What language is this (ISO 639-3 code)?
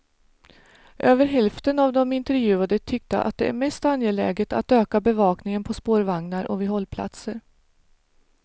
swe